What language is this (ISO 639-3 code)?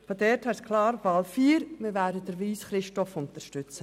gsw